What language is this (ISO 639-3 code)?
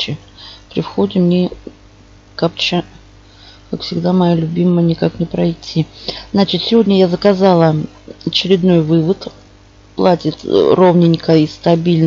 rus